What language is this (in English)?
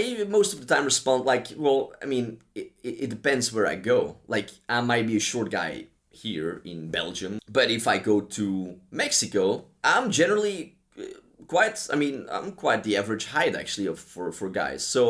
English